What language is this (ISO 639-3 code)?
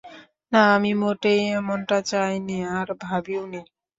ben